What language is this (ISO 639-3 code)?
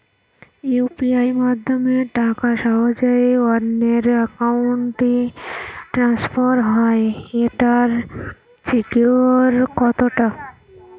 ben